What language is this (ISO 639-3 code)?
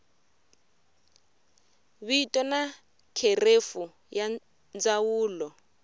tso